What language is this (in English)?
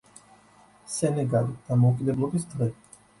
Georgian